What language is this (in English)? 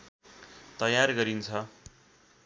Nepali